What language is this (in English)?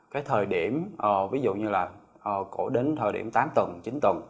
Vietnamese